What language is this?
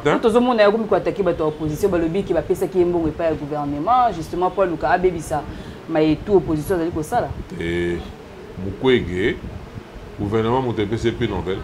French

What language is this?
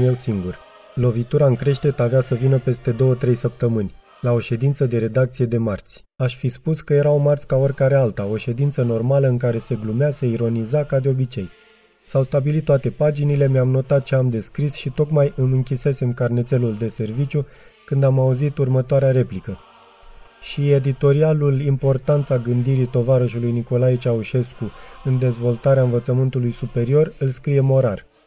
Romanian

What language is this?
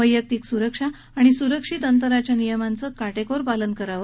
Marathi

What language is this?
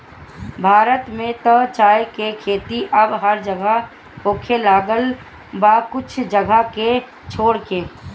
Bhojpuri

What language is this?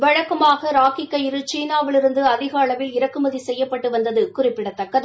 Tamil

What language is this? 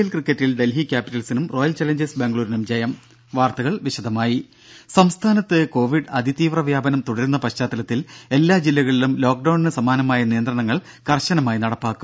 Malayalam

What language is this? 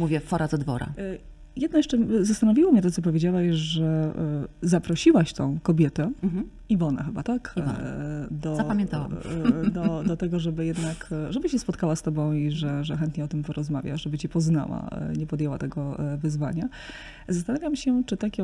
Polish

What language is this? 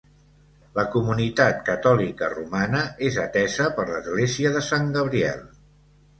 Catalan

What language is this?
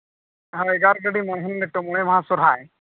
Santali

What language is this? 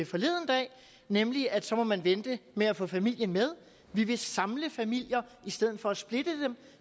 Danish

